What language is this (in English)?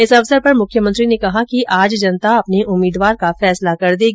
Hindi